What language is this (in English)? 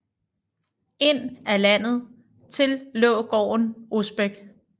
Danish